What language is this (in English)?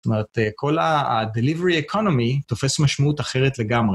Hebrew